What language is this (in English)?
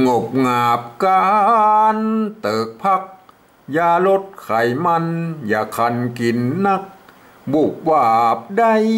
Thai